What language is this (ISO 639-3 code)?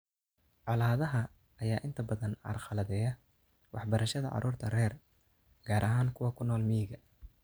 som